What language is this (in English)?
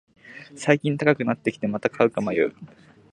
Japanese